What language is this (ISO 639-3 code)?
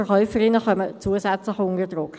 gsw